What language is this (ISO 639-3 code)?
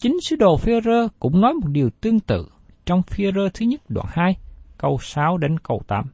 vie